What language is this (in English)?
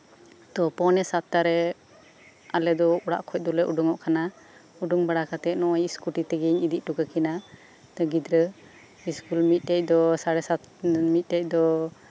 Santali